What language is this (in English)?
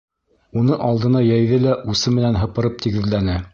Bashkir